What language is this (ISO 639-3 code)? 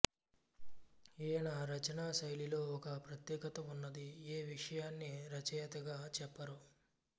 tel